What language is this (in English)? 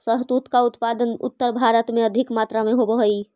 Magahi